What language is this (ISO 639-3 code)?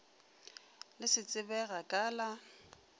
nso